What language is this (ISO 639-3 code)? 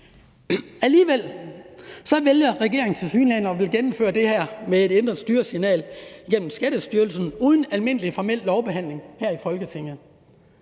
dan